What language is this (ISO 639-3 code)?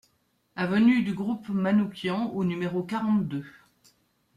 fra